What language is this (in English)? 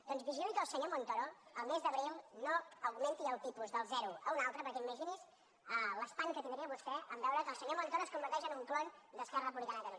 Catalan